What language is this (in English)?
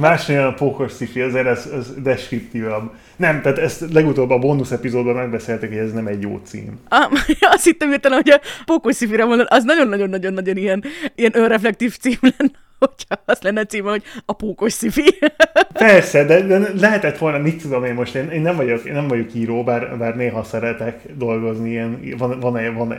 Hungarian